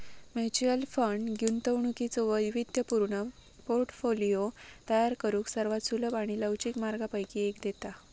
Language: Marathi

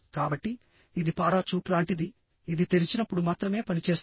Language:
Telugu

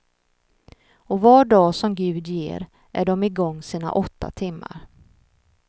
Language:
Swedish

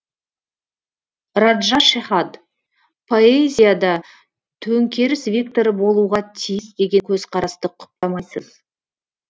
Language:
Kazakh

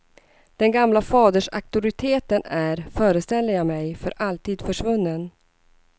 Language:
Swedish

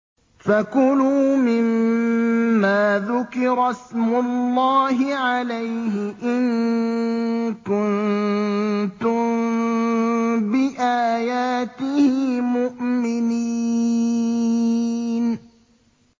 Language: Arabic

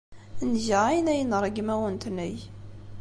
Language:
Kabyle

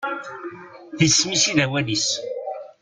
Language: Kabyle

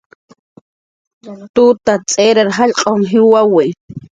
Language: Jaqaru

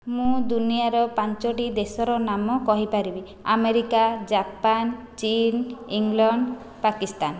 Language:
Odia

